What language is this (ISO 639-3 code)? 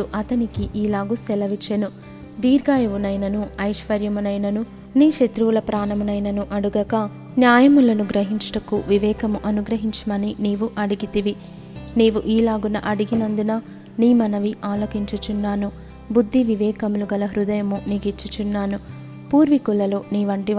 tel